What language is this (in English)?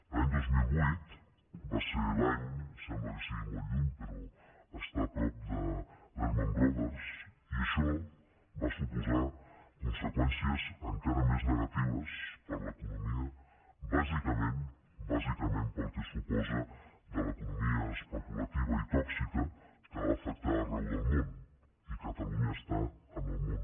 Catalan